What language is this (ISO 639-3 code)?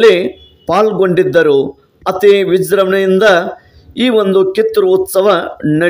ara